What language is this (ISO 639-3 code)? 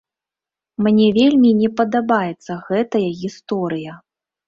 bel